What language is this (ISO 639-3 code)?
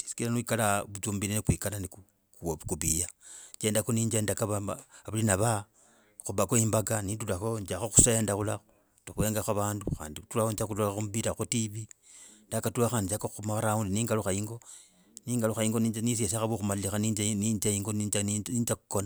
rag